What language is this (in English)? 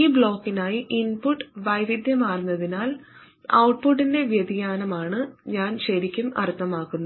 Malayalam